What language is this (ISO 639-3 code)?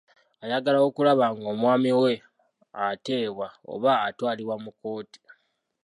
lug